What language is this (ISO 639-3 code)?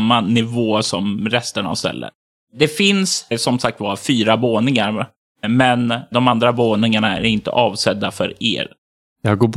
swe